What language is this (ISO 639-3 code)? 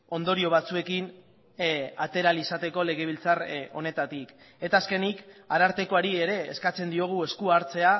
eus